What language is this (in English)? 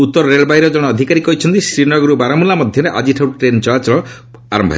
Odia